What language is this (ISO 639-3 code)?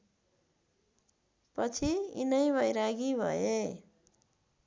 nep